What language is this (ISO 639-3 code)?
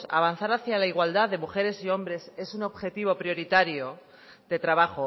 spa